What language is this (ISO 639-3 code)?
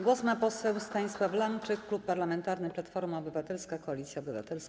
pol